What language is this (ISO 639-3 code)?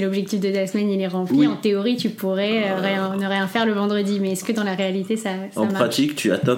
fra